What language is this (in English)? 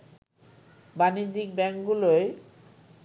Bangla